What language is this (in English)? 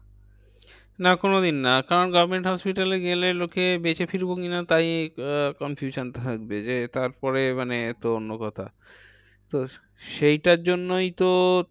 Bangla